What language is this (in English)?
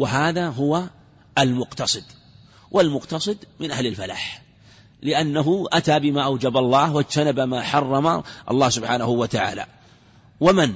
Arabic